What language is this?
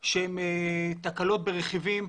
Hebrew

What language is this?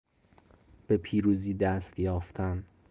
Persian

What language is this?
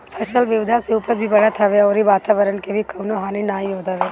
Bhojpuri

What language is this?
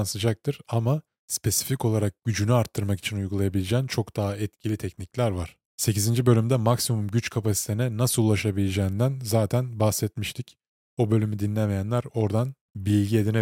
Turkish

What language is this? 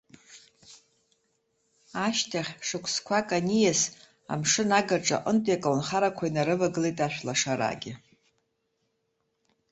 Abkhazian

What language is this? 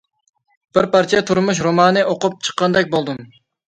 Uyghur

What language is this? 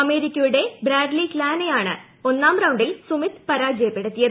Malayalam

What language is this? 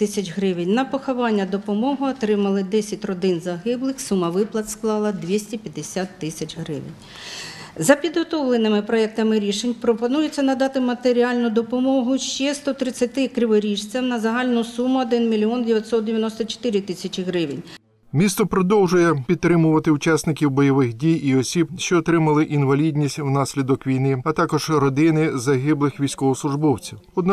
Ukrainian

